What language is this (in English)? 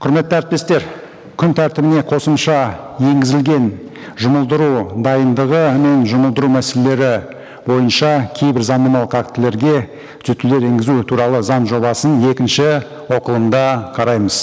Kazakh